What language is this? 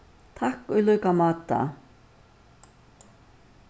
Faroese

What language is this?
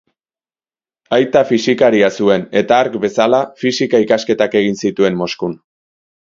Basque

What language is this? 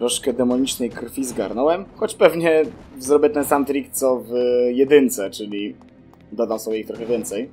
Polish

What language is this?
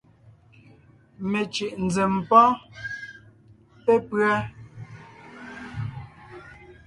Ngiemboon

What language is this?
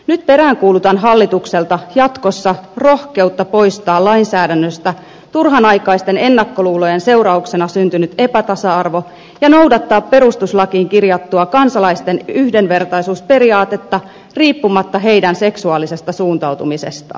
Finnish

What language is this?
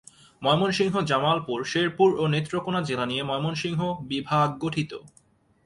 Bangla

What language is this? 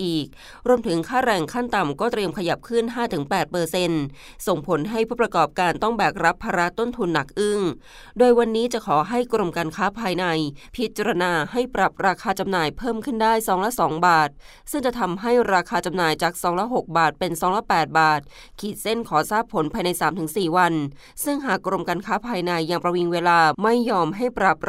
Thai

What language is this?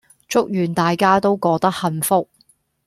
Cantonese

